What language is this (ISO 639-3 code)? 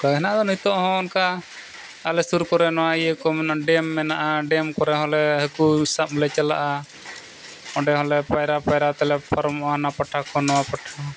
sat